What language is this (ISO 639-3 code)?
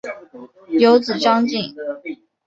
zho